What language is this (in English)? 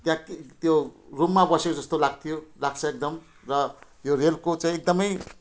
Nepali